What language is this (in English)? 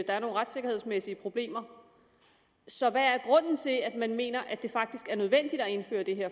Danish